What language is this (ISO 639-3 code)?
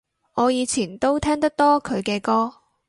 yue